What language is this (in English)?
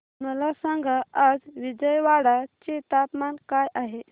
Marathi